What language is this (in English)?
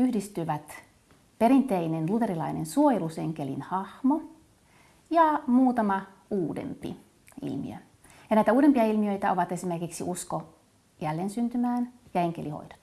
Finnish